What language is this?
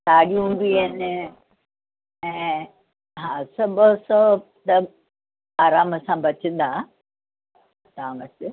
Sindhi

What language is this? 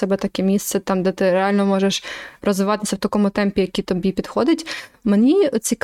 Ukrainian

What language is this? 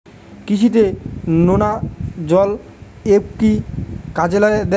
Bangla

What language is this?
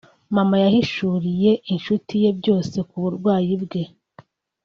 Kinyarwanda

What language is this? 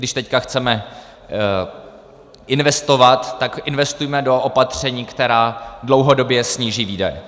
Czech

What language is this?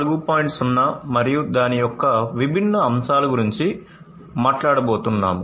Telugu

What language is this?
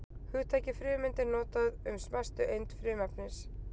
Icelandic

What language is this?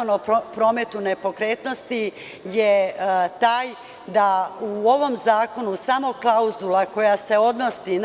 Serbian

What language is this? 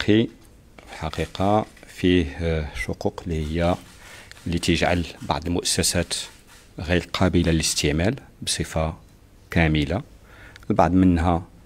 Arabic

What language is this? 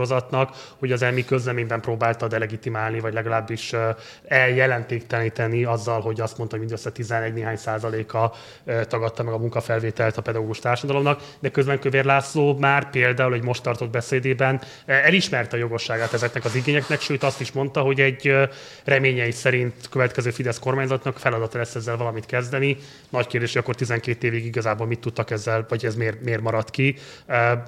Hungarian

